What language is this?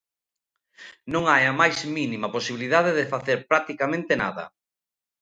Galician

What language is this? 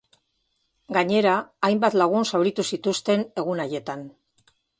Basque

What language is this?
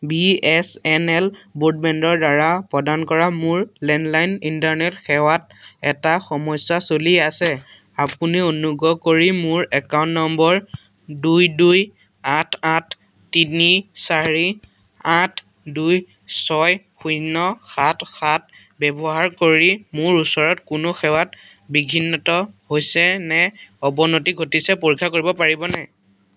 Assamese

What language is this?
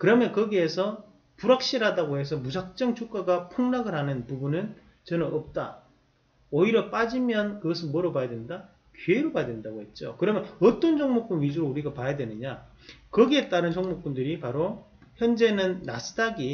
Korean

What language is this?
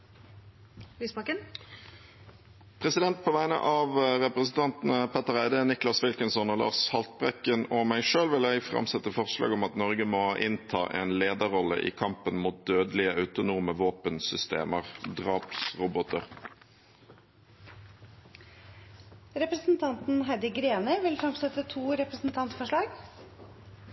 Norwegian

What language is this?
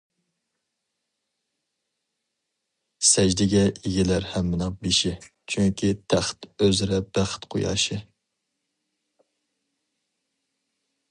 Uyghur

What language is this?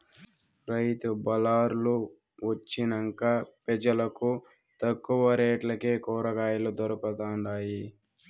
Telugu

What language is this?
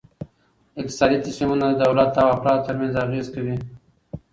Pashto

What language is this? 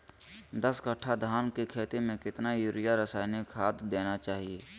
Magahi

